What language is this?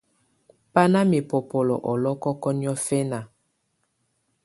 Tunen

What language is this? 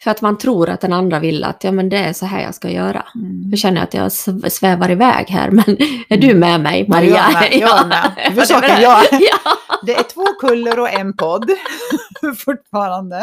Swedish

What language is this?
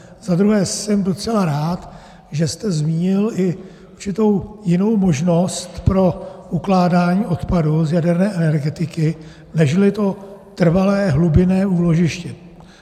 Czech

